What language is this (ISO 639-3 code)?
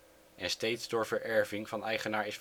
nld